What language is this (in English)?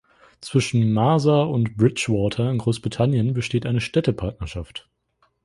German